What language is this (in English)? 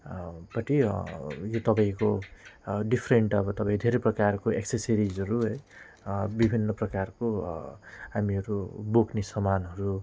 Nepali